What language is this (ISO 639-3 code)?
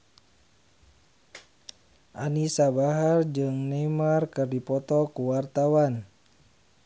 sun